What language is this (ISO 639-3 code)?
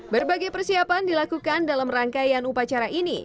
ind